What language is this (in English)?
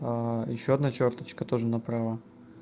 Russian